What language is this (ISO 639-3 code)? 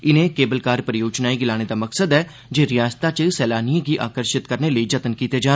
doi